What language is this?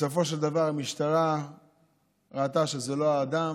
Hebrew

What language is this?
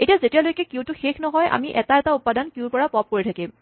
Assamese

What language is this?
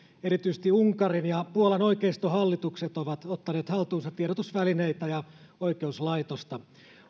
Finnish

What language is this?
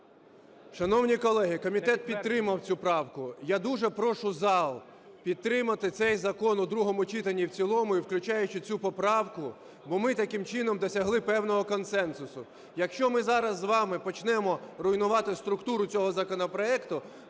Ukrainian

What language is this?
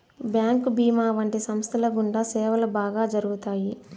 Telugu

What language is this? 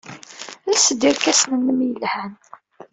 Kabyle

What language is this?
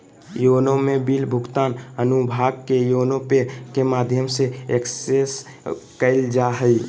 Magahi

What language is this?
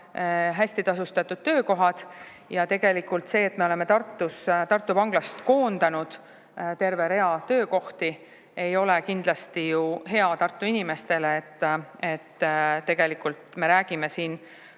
Estonian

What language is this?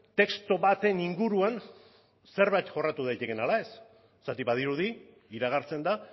Basque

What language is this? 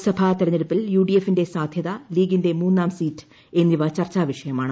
Malayalam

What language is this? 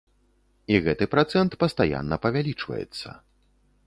Belarusian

